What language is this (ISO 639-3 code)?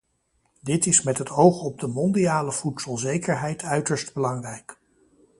nld